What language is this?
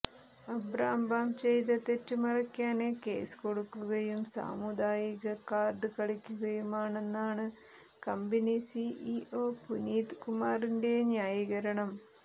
Malayalam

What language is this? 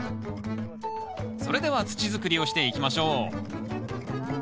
Japanese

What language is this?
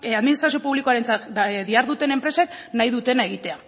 Basque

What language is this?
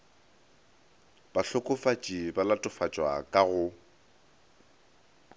Northern Sotho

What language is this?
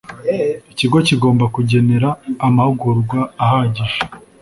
Kinyarwanda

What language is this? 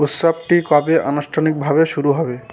Bangla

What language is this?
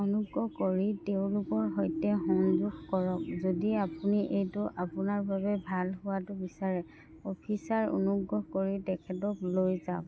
Assamese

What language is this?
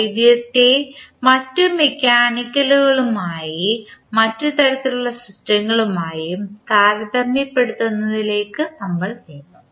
Malayalam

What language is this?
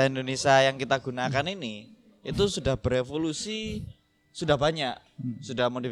Indonesian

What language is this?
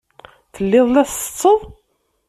Kabyle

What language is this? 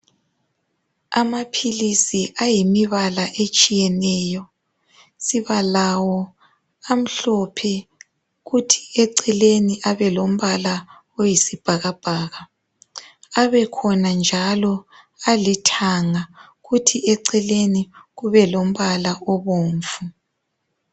North Ndebele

